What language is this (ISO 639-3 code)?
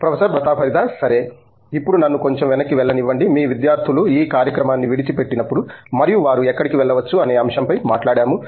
tel